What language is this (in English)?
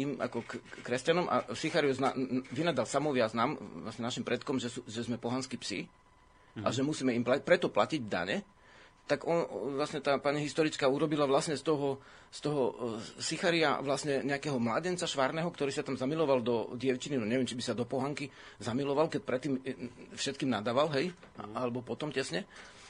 Slovak